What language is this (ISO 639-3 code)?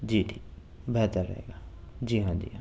urd